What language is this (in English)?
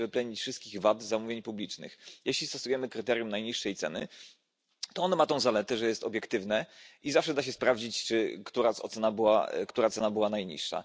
Polish